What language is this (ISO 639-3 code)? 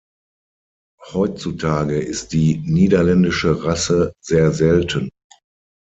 deu